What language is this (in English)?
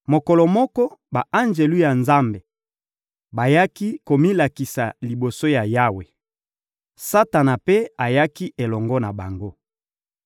Lingala